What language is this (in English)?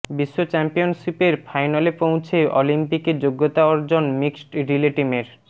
Bangla